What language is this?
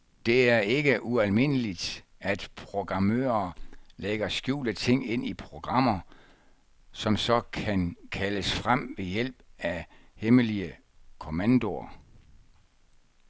Danish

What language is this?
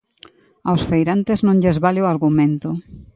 Galician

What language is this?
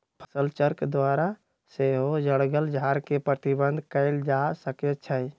Magahi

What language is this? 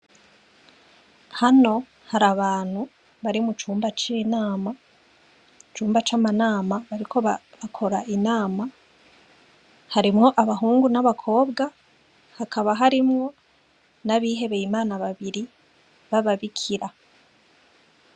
Rundi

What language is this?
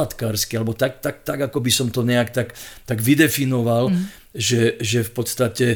Slovak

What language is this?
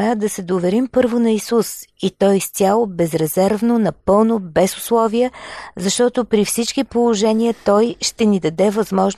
Bulgarian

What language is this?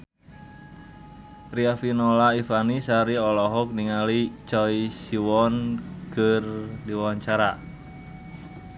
Sundanese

